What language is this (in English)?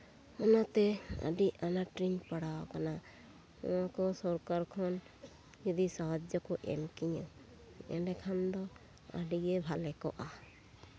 Santali